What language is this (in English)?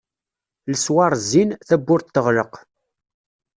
Kabyle